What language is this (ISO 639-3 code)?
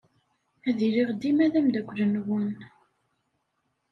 kab